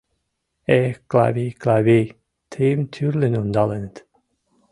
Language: Mari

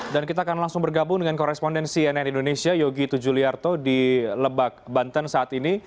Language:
Indonesian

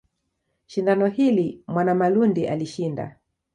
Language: Swahili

